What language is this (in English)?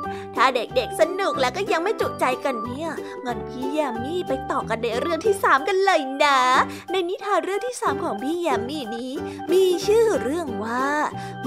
Thai